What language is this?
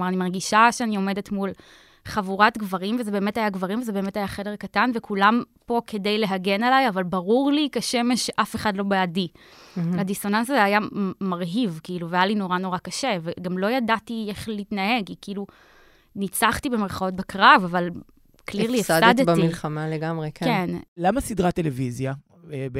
Hebrew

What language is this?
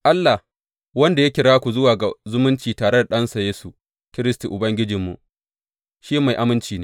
Hausa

